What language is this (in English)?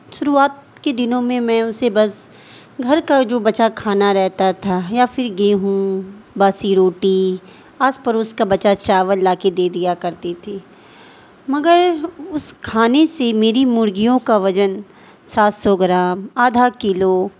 Urdu